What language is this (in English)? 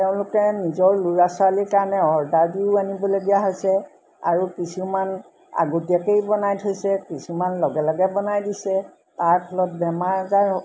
Assamese